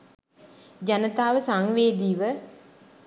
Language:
Sinhala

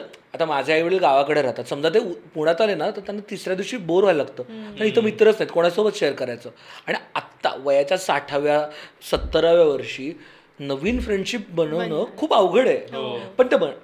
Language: Marathi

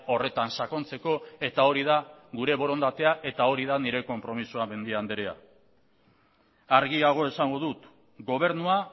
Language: Basque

